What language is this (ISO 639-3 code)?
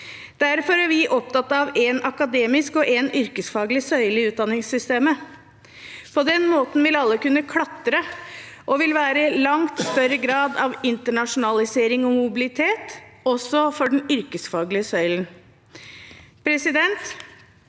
nor